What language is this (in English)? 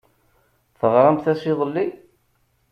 Kabyle